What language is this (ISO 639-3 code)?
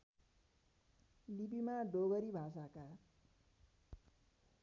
nep